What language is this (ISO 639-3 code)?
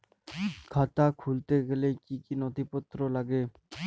ben